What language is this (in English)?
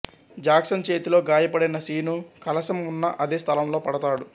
Telugu